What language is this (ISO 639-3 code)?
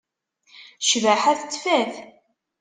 kab